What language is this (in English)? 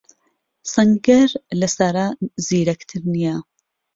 Central Kurdish